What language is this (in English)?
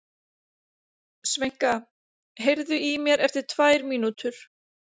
Icelandic